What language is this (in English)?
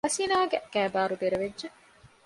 Divehi